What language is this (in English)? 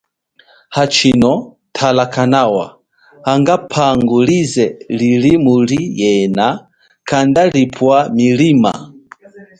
Chokwe